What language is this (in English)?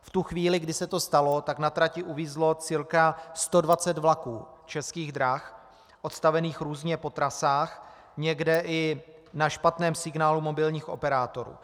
Czech